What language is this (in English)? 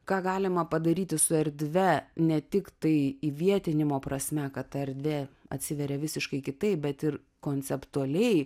Lithuanian